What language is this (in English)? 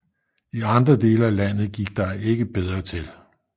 Danish